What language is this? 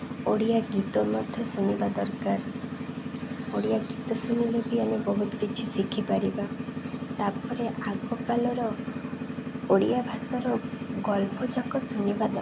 Odia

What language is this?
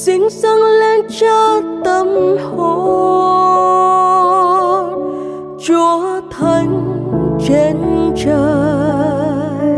Vietnamese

